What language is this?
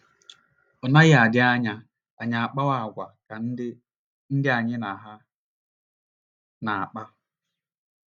Igbo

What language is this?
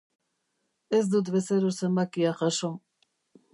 Basque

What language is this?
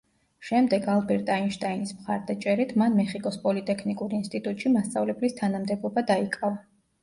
Georgian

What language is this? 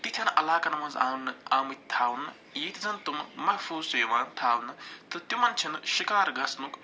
Kashmiri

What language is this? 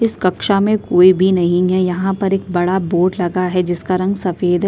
Hindi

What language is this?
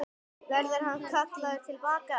Icelandic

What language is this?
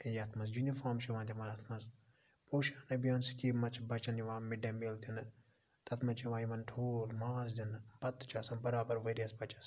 Kashmiri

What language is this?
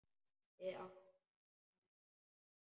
Icelandic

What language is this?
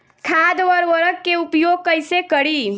Bhojpuri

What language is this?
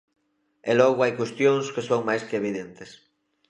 Galician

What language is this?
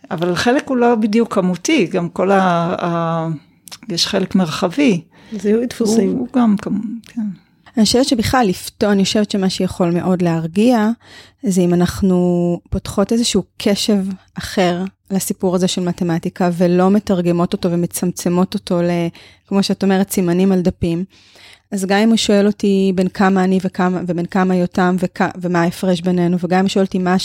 Hebrew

